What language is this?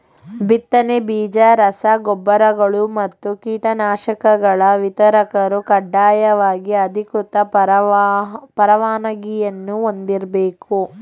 Kannada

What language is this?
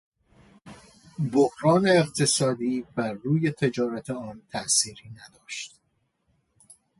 Persian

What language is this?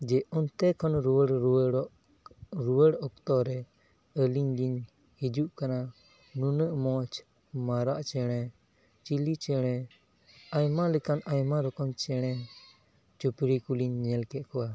Santali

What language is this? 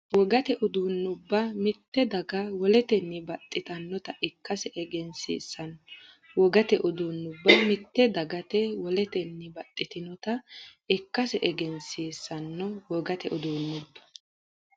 Sidamo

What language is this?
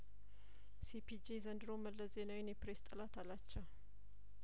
Amharic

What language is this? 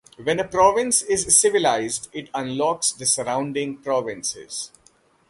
English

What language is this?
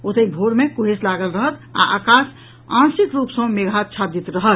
Maithili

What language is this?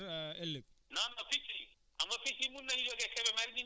Wolof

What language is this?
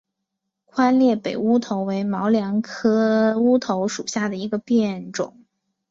Chinese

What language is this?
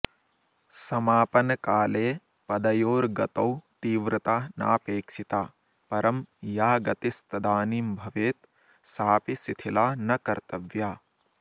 Sanskrit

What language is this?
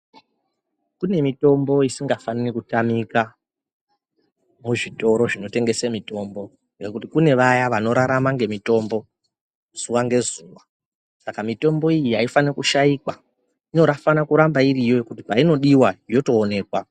Ndau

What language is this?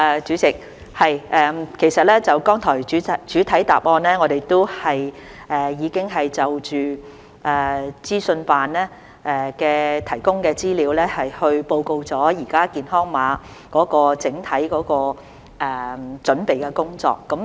Cantonese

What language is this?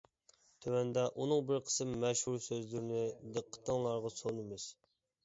Uyghur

